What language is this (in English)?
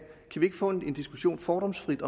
Danish